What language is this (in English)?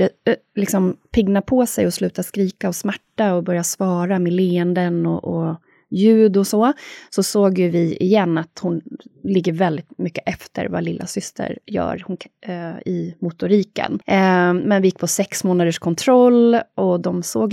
Swedish